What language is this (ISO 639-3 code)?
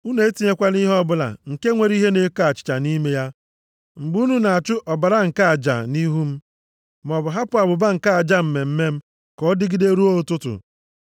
ibo